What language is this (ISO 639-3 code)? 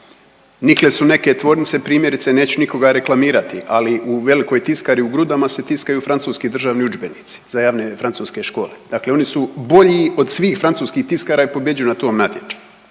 hrv